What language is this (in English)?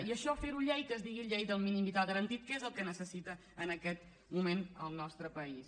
Catalan